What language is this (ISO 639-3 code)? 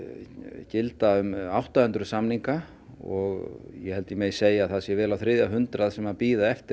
isl